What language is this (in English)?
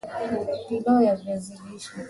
Swahili